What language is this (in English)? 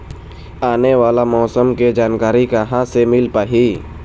Chhattisgarhi